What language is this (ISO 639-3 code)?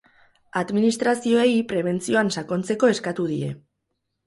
eus